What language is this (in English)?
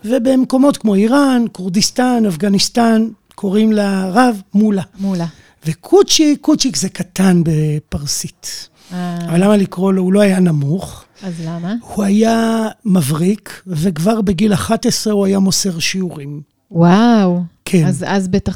Hebrew